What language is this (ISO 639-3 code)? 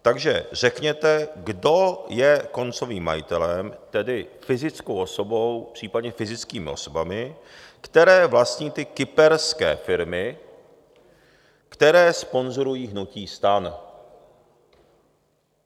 ces